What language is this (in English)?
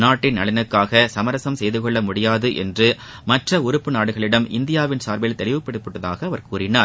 Tamil